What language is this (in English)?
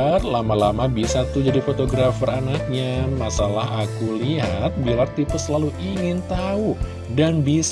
Indonesian